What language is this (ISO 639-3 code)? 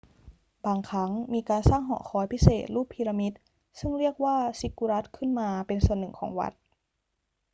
tha